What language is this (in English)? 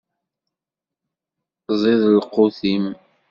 Kabyle